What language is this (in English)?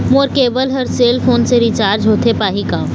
Chhattisgarhi